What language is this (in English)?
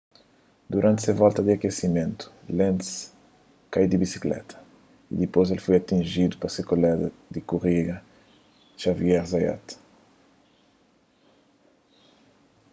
Kabuverdianu